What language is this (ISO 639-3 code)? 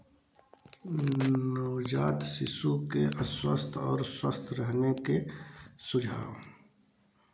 hin